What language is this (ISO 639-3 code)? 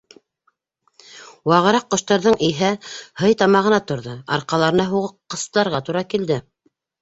bak